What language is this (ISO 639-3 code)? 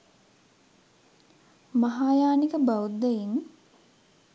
sin